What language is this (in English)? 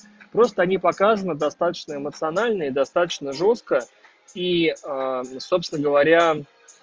Russian